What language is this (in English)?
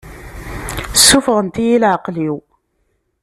Kabyle